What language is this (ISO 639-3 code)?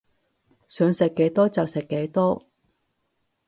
yue